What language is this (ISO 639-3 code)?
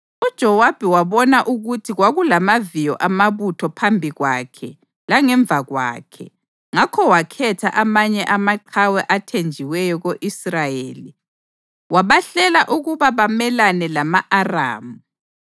nde